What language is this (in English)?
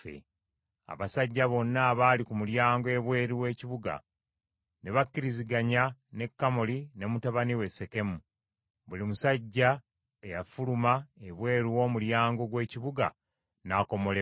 Ganda